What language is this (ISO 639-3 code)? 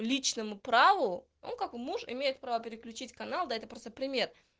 rus